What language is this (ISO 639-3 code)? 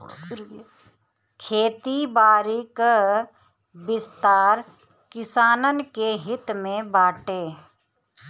bho